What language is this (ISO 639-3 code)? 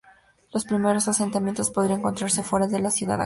spa